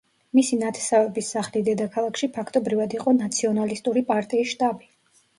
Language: Georgian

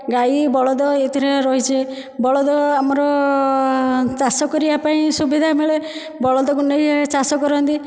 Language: Odia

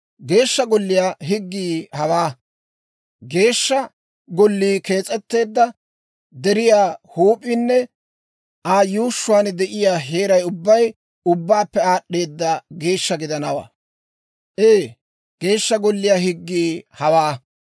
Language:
Dawro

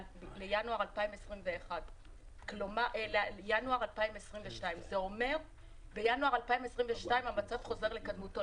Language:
Hebrew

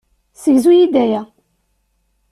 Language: Kabyle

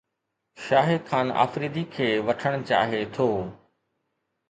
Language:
Sindhi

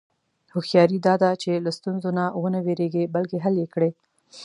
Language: Pashto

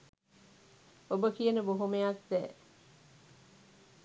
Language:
Sinhala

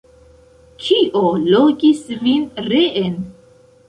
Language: Esperanto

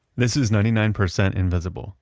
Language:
English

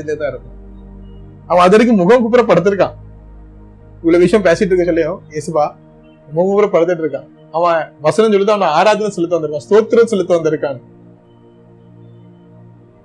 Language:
Tamil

